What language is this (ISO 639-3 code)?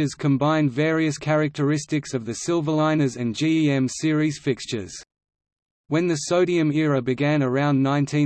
eng